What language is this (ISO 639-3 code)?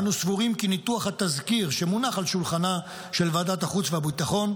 heb